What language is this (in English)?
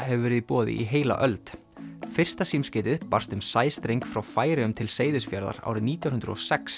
Icelandic